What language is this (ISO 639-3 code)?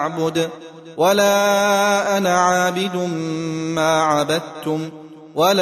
ara